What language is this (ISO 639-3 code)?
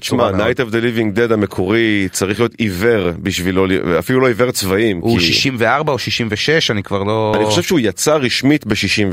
heb